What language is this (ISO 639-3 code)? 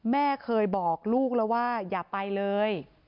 tha